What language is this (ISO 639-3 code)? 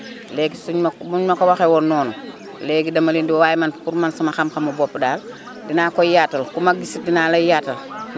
wol